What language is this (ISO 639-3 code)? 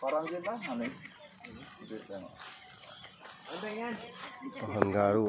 ind